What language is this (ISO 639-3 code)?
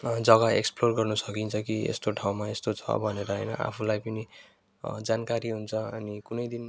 nep